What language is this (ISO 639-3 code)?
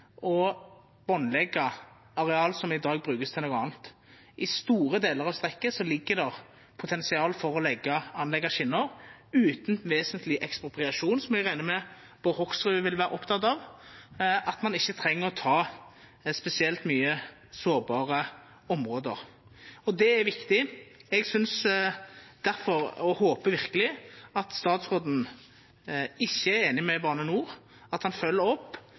nno